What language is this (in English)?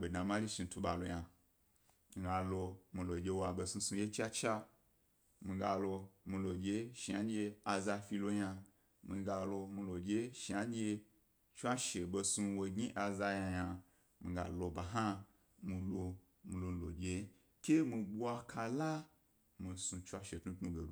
Gbari